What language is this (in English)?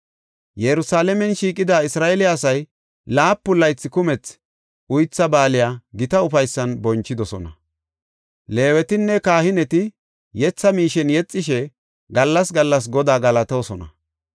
Gofa